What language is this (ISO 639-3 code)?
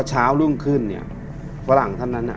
tha